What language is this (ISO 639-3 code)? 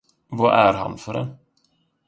swe